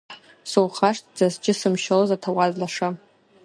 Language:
Abkhazian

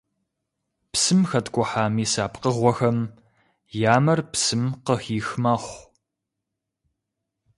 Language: Kabardian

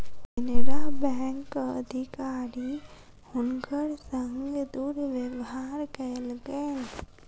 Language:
Maithili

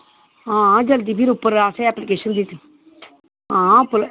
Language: Dogri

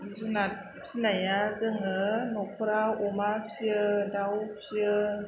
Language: Bodo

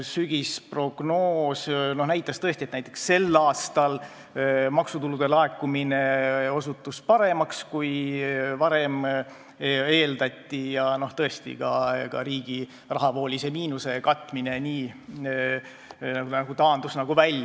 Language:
Estonian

